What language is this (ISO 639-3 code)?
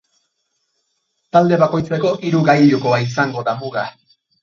eus